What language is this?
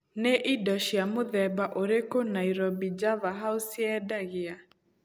Kikuyu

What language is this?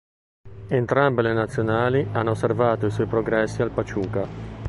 Italian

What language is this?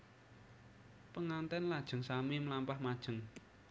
Javanese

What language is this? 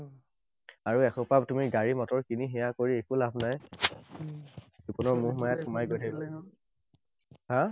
Assamese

